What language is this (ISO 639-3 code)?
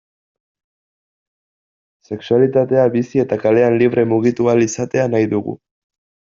eus